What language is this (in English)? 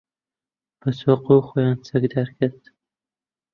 Central Kurdish